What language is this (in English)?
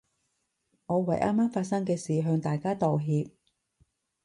Cantonese